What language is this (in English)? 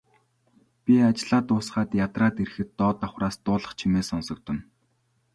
Mongolian